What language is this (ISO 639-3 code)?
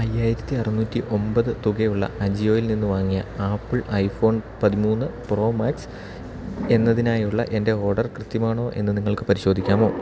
mal